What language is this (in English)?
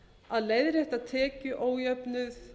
Icelandic